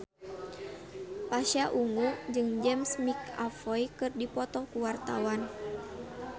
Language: Sundanese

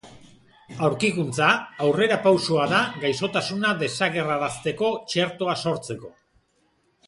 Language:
Basque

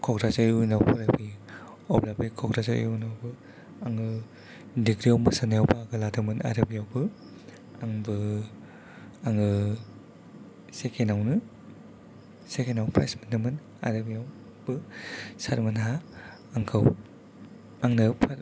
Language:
Bodo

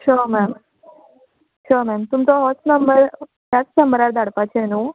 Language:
Konkani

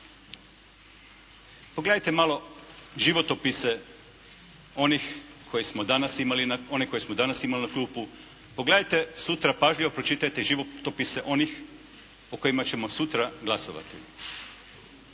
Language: Croatian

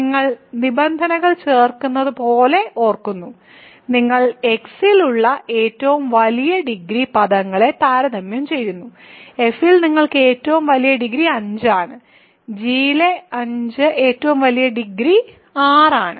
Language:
Malayalam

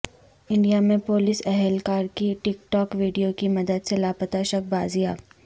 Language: Urdu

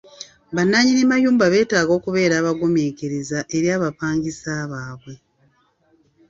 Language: Ganda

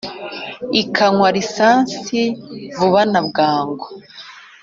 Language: Kinyarwanda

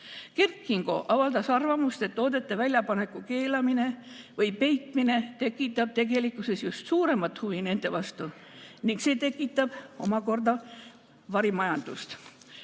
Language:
Estonian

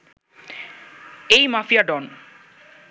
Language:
Bangla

